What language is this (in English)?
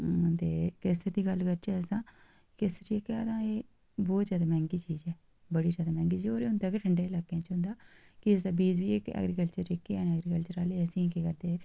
Dogri